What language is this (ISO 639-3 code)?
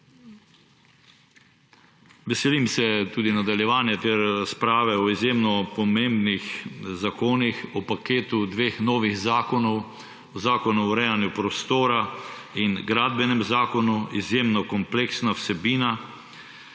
slv